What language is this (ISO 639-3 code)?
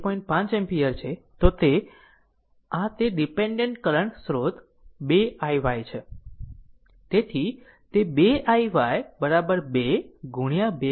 guj